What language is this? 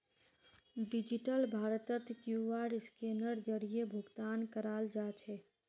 Magahi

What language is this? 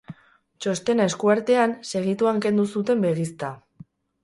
Basque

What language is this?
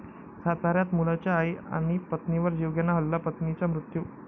Marathi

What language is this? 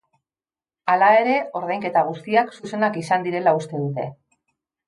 Basque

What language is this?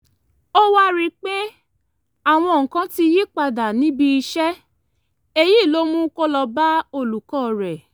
Yoruba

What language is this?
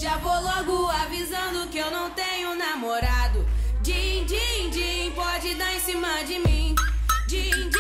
Portuguese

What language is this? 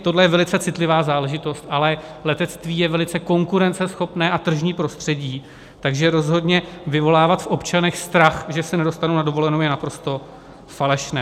Czech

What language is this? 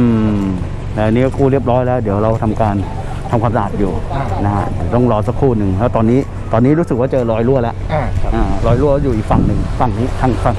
Thai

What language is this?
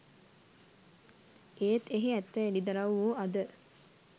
Sinhala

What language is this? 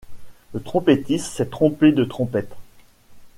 French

